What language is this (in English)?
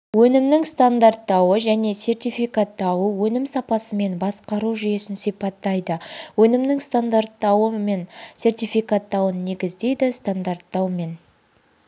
Kazakh